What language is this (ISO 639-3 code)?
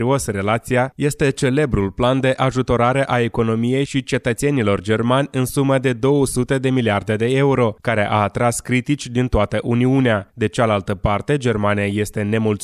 ron